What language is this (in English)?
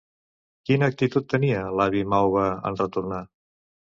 Catalan